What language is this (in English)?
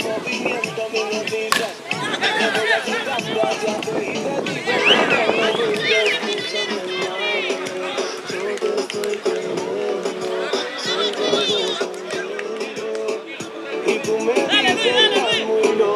Czech